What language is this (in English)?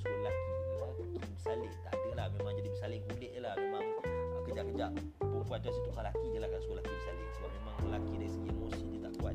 Malay